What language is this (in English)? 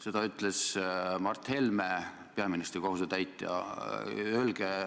Estonian